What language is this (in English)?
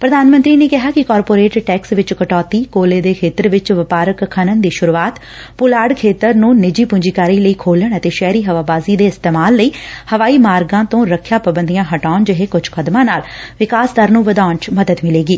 Punjabi